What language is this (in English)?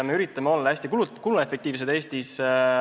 Estonian